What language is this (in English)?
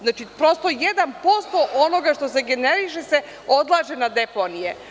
Serbian